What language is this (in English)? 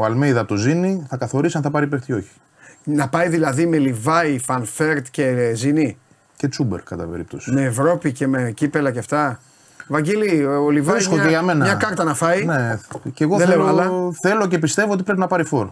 Greek